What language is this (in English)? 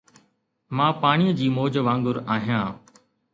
Sindhi